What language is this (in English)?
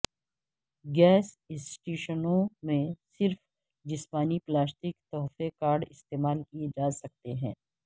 Urdu